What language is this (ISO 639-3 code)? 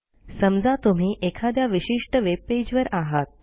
mar